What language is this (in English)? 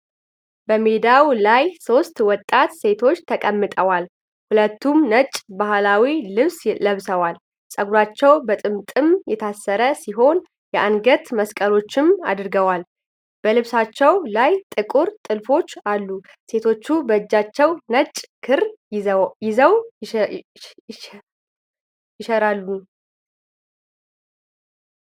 Amharic